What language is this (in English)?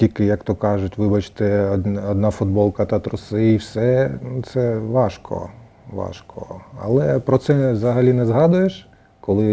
Ukrainian